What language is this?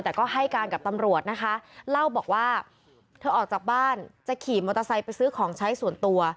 Thai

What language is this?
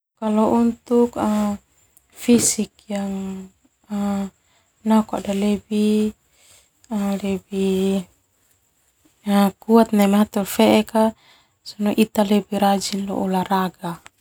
Termanu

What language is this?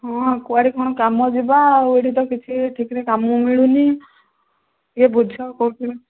Odia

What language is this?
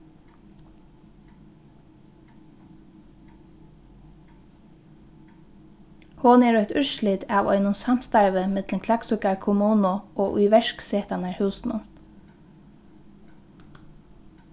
Faroese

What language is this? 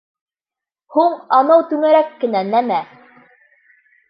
Bashkir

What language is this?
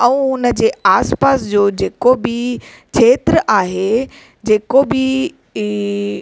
Sindhi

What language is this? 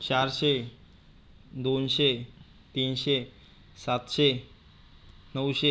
Marathi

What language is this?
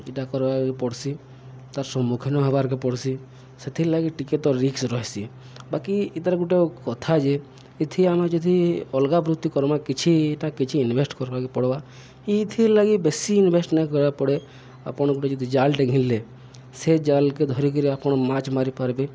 Odia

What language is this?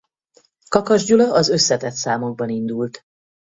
Hungarian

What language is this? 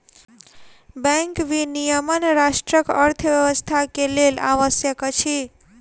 Maithili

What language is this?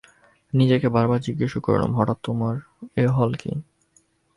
Bangla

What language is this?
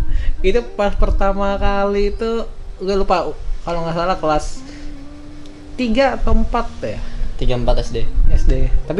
Indonesian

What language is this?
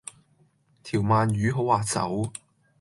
Cantonese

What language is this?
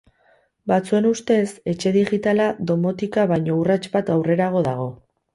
Basque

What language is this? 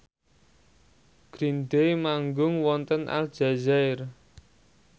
Javanese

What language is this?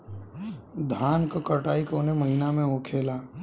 Bhojpuri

